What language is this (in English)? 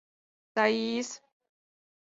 Mari